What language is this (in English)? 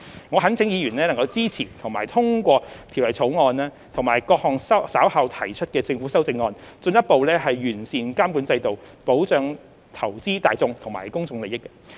Cantonese